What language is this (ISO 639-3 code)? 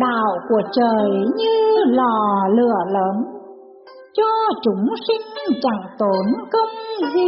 vie